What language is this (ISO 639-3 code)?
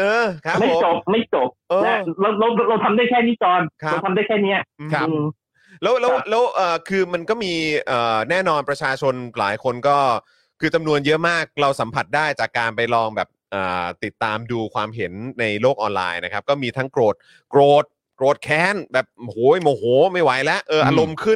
tha